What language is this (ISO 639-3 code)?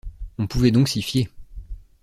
fra